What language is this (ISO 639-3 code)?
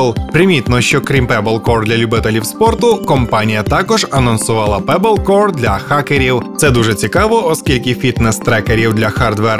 ukr